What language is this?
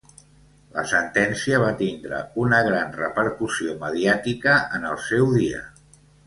Catalan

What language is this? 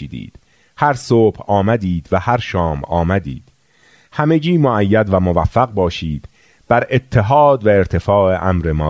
Persian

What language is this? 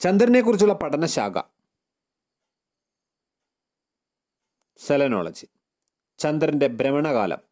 Malayalam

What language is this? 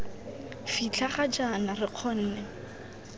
Tswana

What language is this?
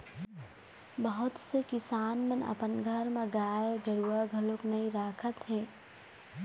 Chhattisgarhi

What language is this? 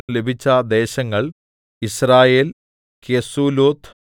Malayalam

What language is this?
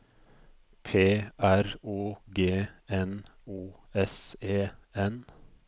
Norwegian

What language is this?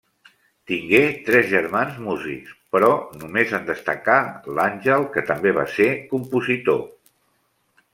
Catalan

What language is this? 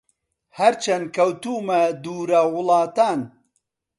Central Kurdish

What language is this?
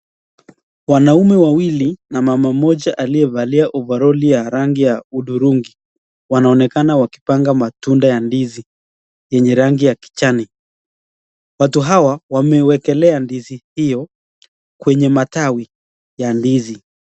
Swahili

